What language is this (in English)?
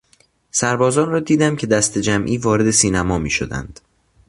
Persian